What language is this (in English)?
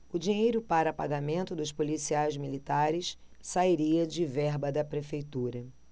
Portuguese